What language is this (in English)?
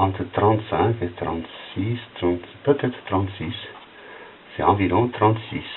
French